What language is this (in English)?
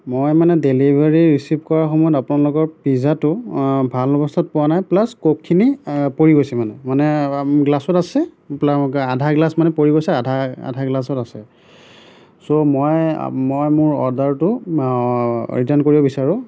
Assamese